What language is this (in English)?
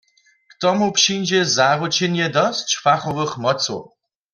Upper Sorbian